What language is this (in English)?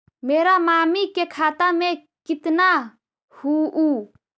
Magahi